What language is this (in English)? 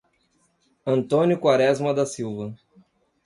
Portuguese